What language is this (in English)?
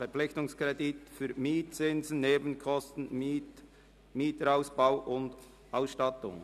Swiss German